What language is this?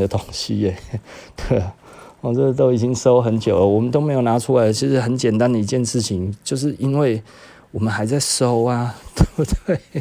Chinese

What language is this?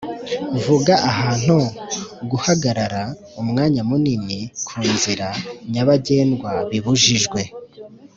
Kinyarwanda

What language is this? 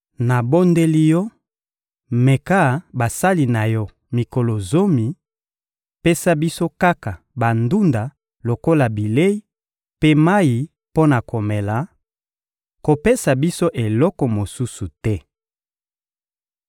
Lingala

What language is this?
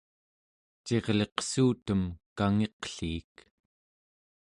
Central Yupik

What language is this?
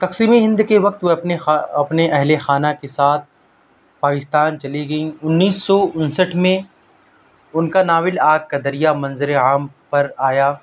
Urdu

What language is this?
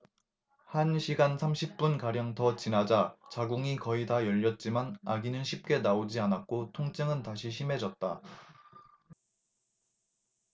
Korean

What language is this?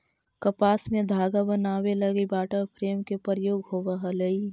Magahi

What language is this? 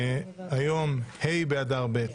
Hebrew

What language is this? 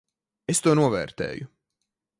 Latvian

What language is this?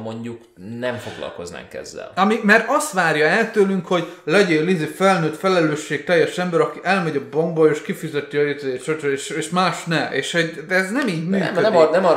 Hungarian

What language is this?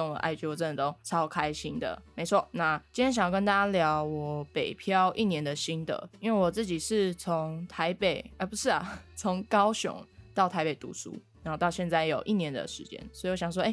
Chinese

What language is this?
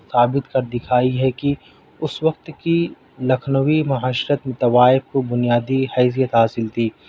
Urdu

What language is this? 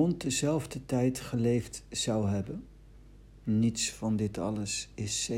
Dutch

